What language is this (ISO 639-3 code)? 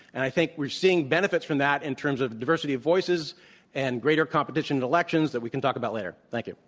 eng